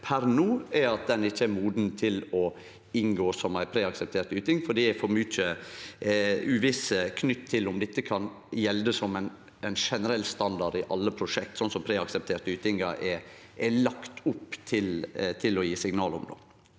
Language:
Norwegian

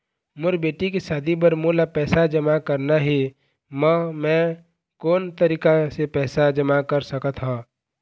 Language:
Chhattisgarhi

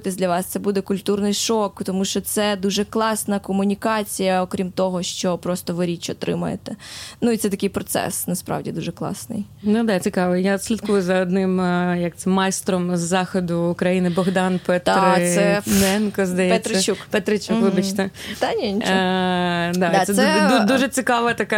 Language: Ukrainian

